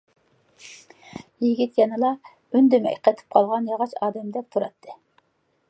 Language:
Uyghur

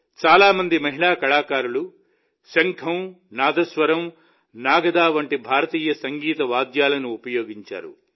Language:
Telugu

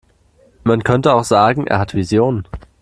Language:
German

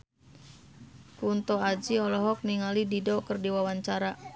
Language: Sundanese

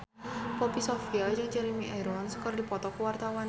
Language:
Sundanese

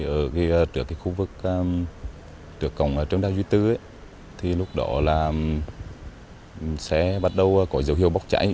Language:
Vietnamese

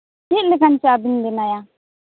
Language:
Santali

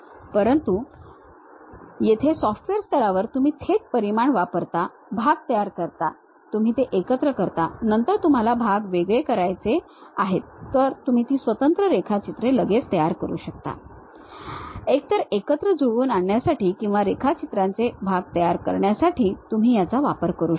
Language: Marathi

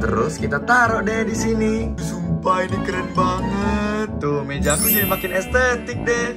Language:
Indonesian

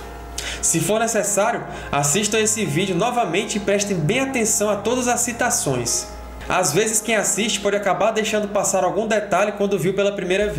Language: Portuguese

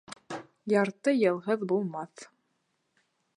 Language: Bashkir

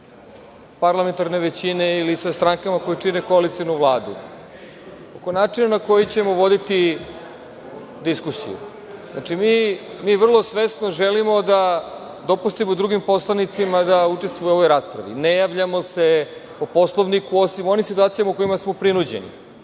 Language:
Serbian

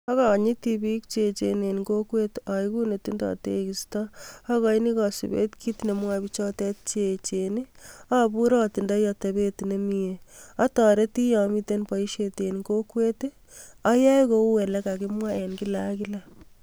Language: Kalenjin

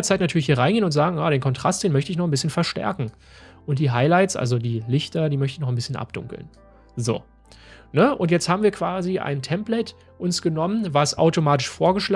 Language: German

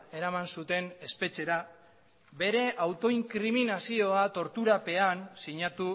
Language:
Basque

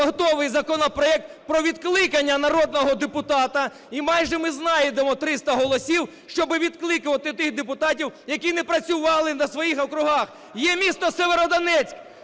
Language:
Ukrainian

